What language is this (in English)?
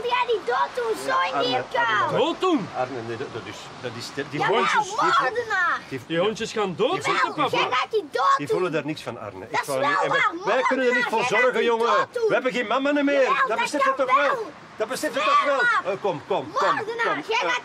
Dutch